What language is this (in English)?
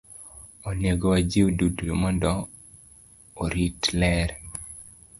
Luo (Kenya and Tanzania)